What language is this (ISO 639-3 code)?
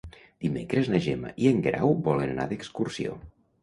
cat